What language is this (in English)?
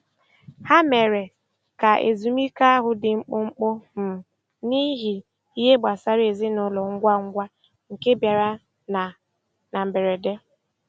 Igbo